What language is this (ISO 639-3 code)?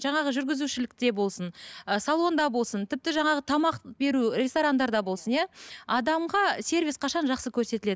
kaz